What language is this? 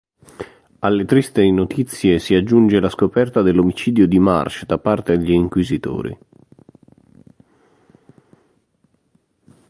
Italian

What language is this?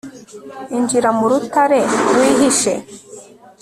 Kinyarwanda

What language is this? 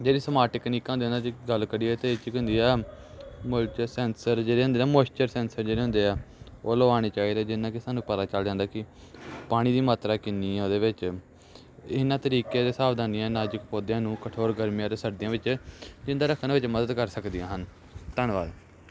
Punjabi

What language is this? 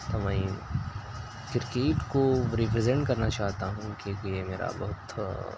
Urdu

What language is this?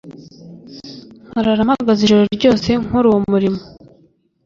Kinyarwanda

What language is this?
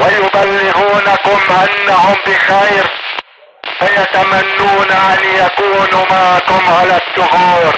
Arabic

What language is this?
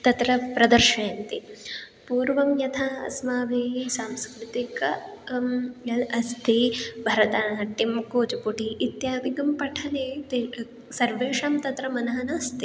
Sanskrit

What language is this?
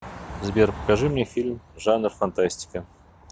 Russian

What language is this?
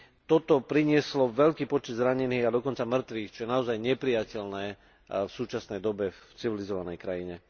Slovak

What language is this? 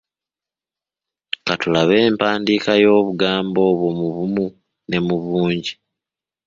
Ganda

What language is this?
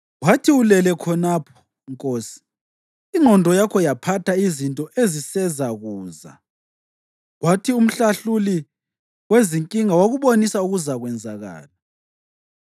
North Ndebele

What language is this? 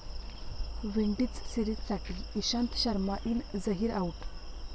Marathi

